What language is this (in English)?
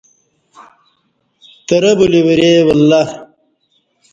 Kati